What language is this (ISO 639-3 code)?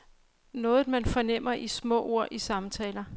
dan